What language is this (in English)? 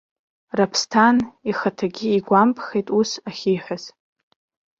Abkhazian